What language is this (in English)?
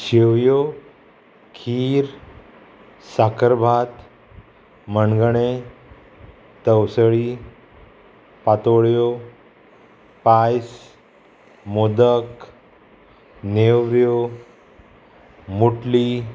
Konkani